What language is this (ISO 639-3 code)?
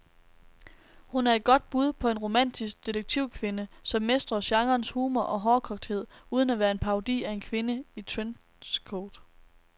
dan